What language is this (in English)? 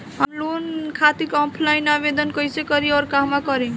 Bhojpuri